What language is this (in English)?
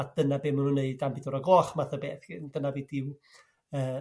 Welsh